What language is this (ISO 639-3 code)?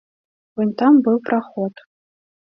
bel